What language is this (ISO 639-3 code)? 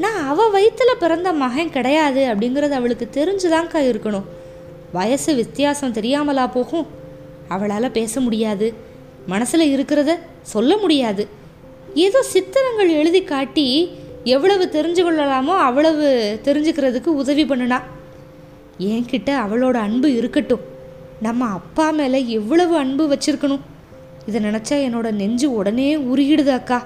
tam